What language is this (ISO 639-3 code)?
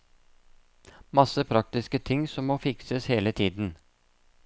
nor